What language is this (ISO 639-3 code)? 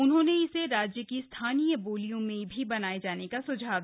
hin